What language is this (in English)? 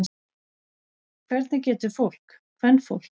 Icelandic